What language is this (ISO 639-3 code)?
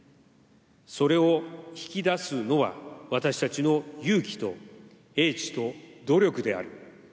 jpn